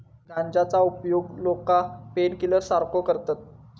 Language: Marathi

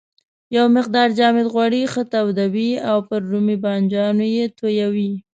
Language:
Pashto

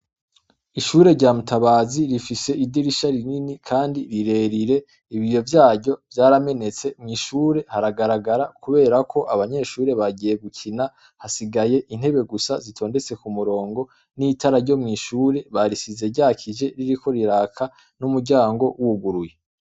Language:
Rundi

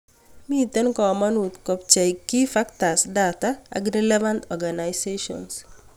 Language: Kalenjin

